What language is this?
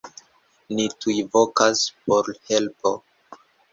Esperanto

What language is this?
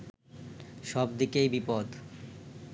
Bangla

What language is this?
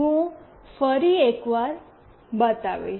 Gujarati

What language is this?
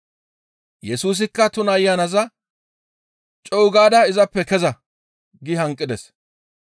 Gamo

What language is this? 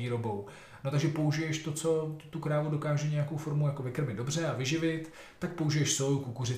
Czech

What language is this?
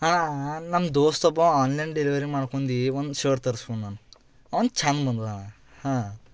Kannada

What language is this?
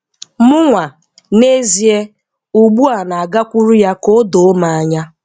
Igbo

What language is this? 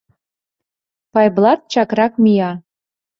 Mari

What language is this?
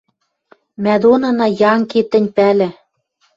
Western Mari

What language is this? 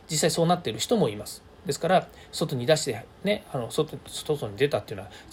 Japanese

